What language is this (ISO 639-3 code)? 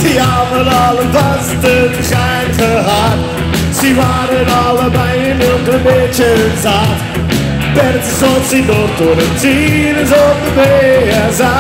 nld